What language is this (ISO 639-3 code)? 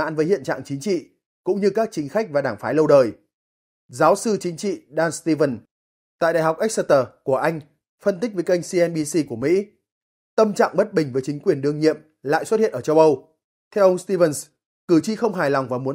vie